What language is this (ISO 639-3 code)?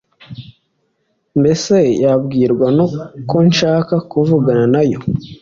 kin